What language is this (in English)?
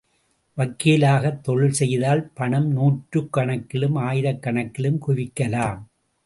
Tamil